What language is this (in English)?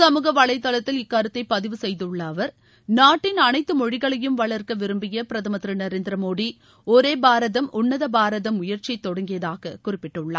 Tamil